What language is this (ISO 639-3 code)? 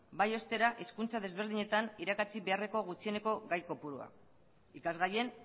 eus